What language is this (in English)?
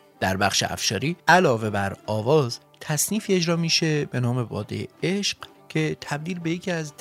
Persian